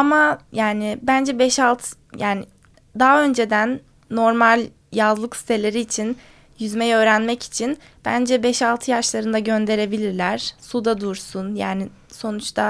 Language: Turkish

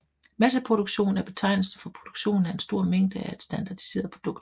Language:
Danish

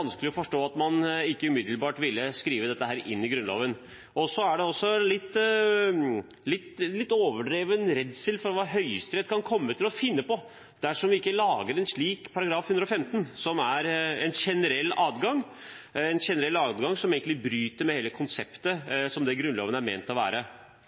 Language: Norwegian Bokmål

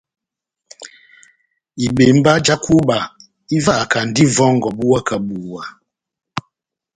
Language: Batanga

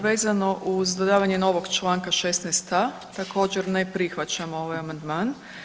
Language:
Croatian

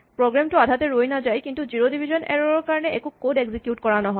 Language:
Assamese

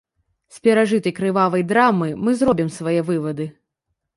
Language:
Belarusian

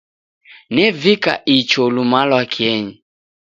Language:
Taita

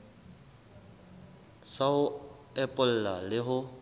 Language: Southern Sotho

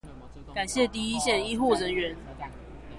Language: Chinese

